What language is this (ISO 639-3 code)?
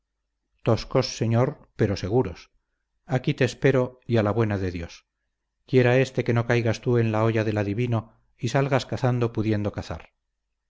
spa